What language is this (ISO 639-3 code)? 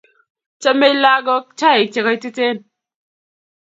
kln